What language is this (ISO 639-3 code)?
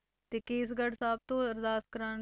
pan